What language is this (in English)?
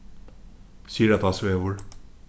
Faroese